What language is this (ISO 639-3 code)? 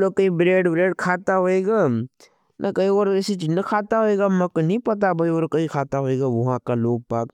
noe